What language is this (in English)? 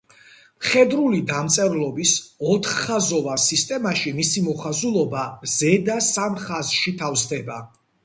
Georgian